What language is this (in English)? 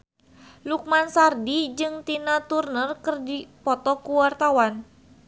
Sundanese